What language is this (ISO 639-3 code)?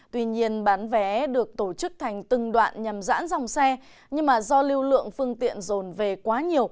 vie